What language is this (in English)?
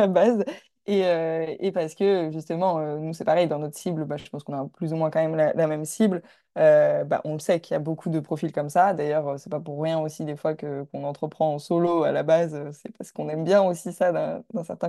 French